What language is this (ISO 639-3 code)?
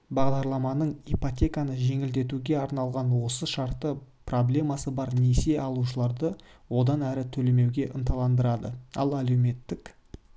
kaz